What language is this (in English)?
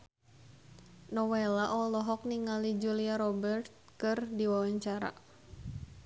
Sundanese